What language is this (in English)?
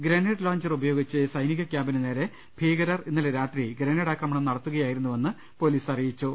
Malayalam